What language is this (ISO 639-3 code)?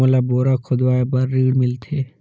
hne